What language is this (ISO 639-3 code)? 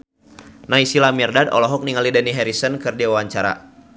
sun